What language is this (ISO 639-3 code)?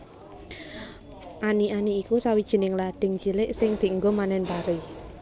jav